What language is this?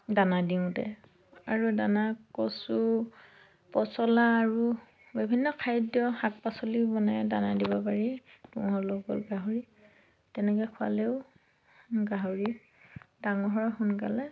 Assamese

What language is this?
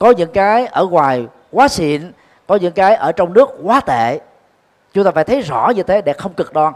Vietnamese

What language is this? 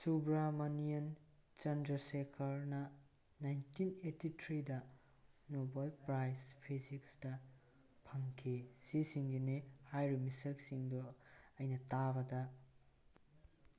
Manipuri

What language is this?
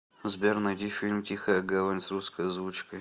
Russian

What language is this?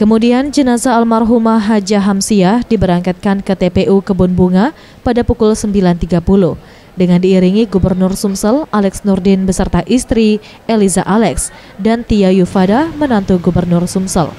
Indonesian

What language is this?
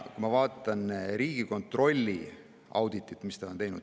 Estonian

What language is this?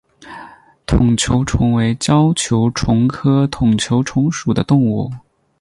Chinese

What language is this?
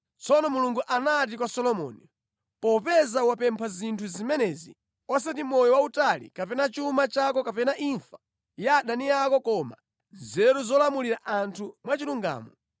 Nyanja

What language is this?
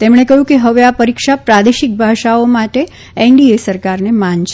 Gujarati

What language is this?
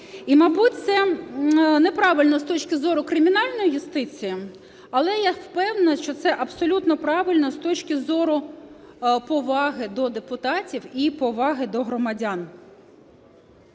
Ukrainian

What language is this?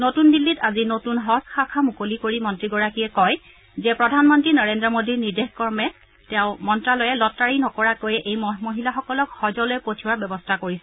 Assamese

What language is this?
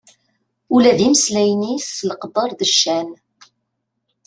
Kabyle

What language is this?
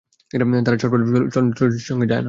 Bangla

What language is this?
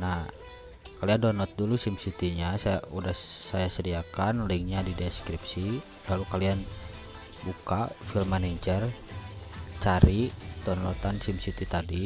Indonesian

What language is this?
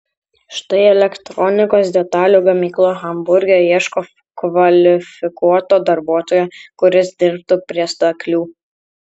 Lithuanian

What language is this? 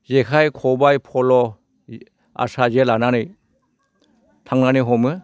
Bodo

